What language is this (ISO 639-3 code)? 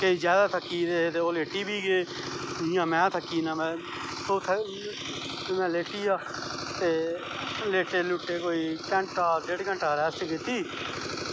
doi